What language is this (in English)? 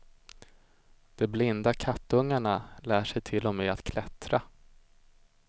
Swedish